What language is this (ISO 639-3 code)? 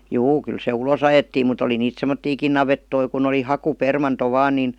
fin